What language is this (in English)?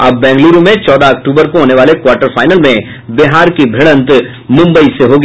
Hindi